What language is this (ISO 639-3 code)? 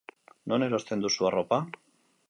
eus